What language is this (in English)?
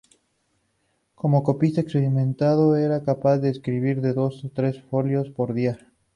Spanish